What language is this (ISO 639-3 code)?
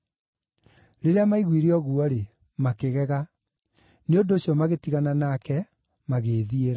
kik